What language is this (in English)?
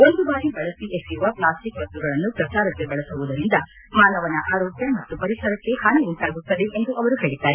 Kannada